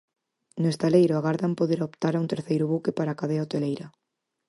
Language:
Galician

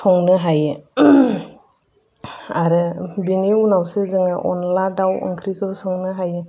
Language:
Bodo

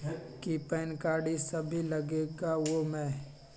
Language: Magahi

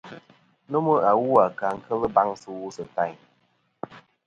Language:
Kom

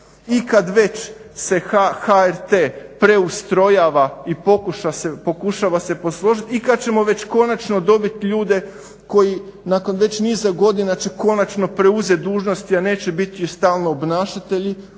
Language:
Croatian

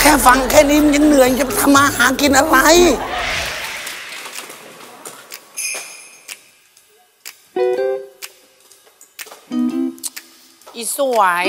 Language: Thai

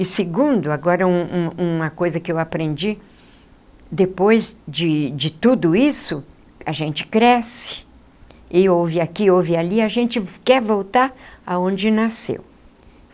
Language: Portuguese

